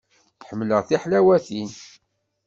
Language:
Kabyle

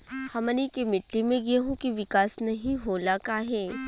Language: Bhojpuri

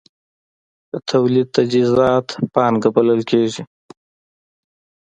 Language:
Pashto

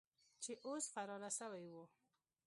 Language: Pashto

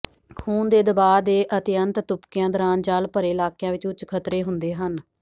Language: Punjabi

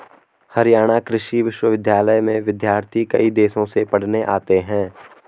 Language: Hindi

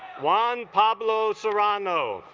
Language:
English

